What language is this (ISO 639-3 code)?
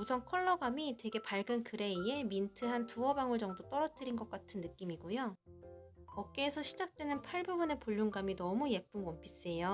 kor